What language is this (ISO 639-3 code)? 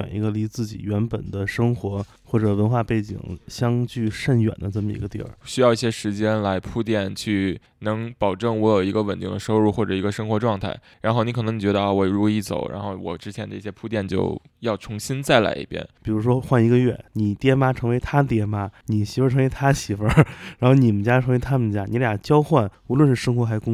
zho